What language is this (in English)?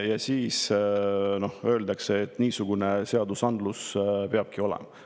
Estonian